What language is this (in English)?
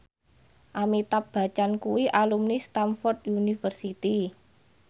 Javanese